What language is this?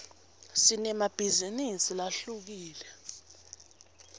Swati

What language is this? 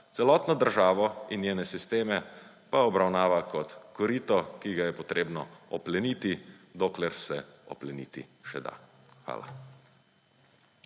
Slovenian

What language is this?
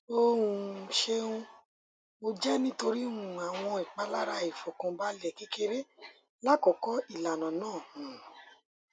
Yoruba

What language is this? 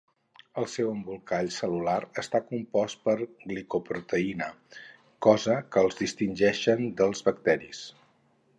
Catalan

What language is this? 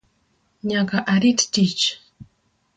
Luo (Kenya and Tanzania)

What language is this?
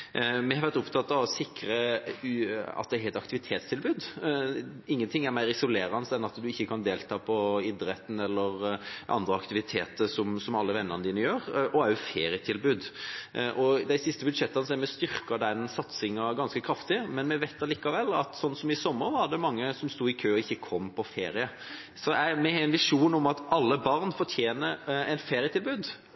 Norwegian Bokmål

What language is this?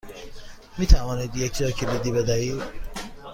Persian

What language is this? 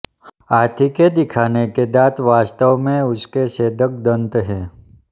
Hindi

